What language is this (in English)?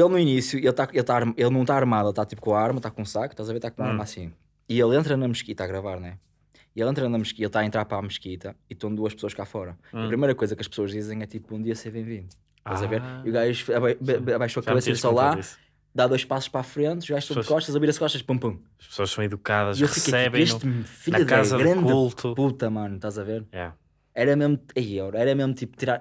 Portuguese